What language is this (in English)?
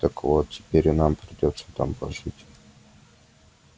Russian